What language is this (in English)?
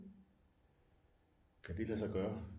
Danish